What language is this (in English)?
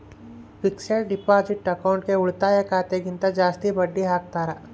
Kannada